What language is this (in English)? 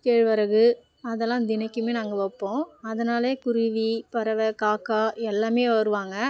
Tamil